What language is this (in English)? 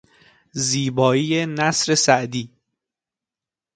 Persian